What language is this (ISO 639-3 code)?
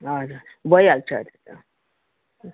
nep